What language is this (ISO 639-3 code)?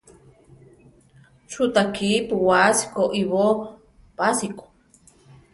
tar